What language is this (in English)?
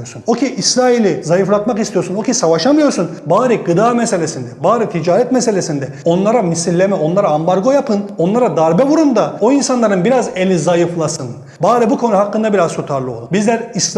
Turkish